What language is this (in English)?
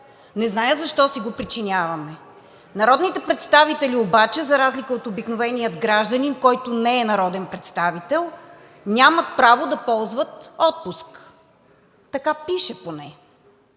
Bulgarian